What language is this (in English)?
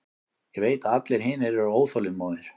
Icelandic